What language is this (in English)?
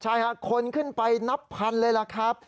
Thai